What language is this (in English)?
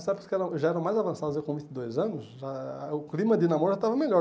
Portuguese